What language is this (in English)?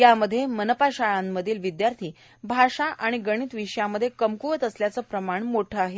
Marathi